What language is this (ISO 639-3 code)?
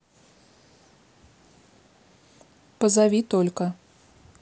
rus